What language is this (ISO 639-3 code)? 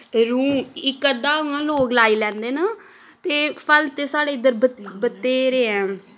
doi